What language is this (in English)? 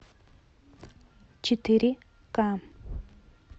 Russian